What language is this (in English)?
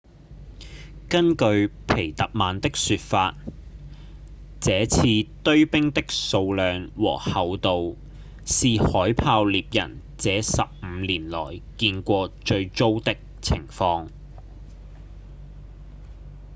Cantonese